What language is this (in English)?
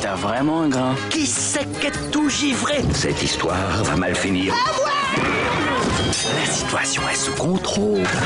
French